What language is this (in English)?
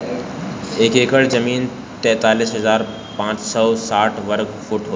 Bhojpuri